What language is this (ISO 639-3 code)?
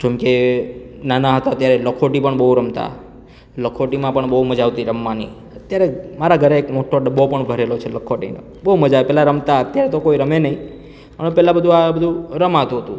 guj